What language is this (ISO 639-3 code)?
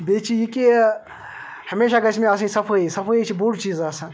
kas